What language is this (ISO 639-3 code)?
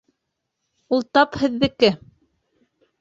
bak